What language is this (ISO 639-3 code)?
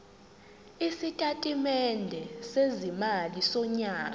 zul